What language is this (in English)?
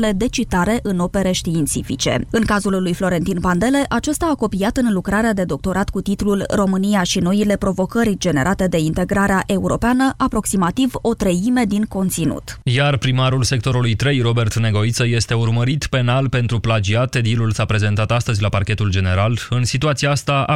Romanian